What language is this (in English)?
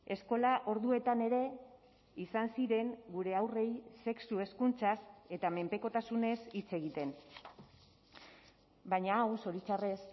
Basque